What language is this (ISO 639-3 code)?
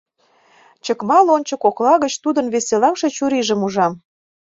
chm